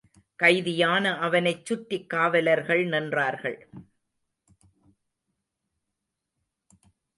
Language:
Tamil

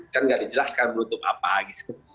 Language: Indonesian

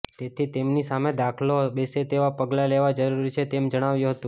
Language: Gujarati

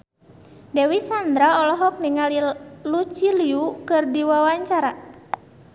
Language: Sundanese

